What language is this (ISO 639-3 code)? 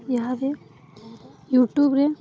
ori